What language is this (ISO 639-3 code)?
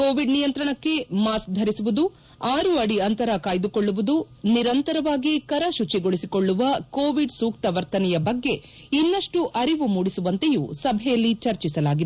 kan